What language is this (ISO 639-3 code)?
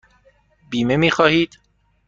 fas